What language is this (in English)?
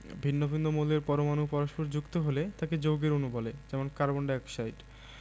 Bangla